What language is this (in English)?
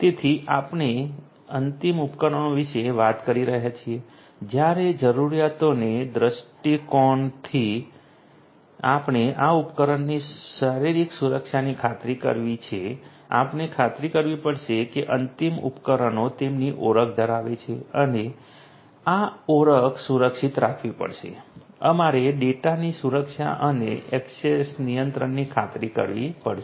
Gujarati